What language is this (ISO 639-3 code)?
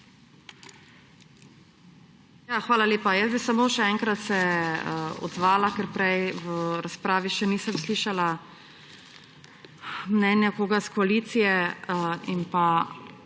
slv